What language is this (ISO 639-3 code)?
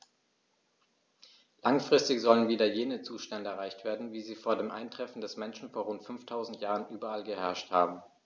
deu